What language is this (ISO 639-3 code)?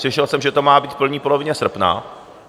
ces